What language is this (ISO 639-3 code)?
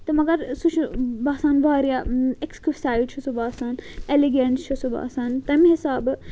kas